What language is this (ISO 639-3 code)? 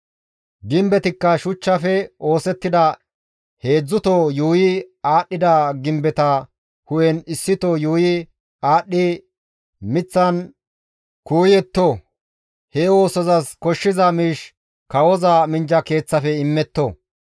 gmv